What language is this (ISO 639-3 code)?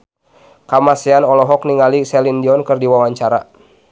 sun